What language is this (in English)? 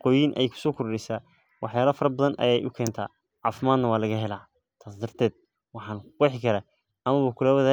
Somali